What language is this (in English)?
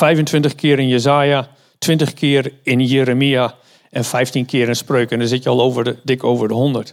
Dutch